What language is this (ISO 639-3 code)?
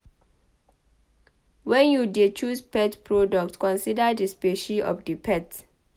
pcm